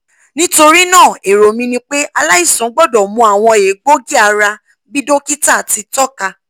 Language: Yoruba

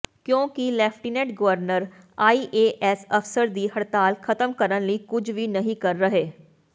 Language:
Punjabi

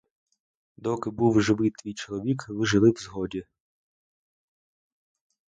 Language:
Ukrainian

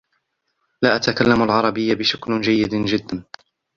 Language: Arabic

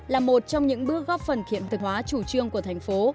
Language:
Vietnamese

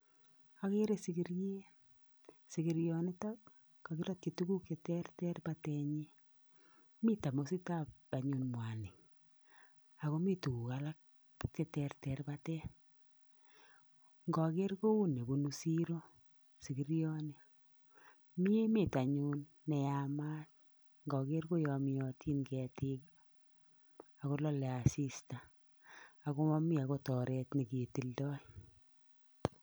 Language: Kalenjin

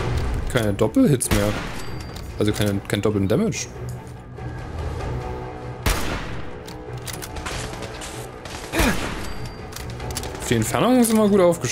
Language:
German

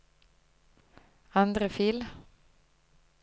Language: Norwegian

